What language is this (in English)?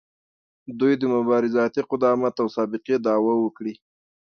Pashto